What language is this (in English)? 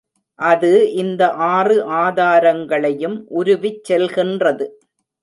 Tamil